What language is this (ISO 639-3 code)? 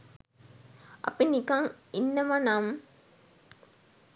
sin